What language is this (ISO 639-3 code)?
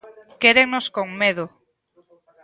glg